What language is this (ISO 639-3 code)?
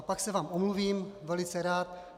ces